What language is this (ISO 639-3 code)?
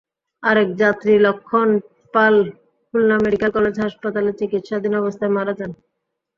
ben